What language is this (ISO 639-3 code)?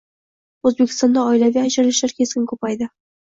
uzb